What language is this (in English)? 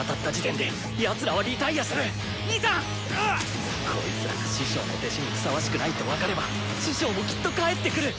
Japanese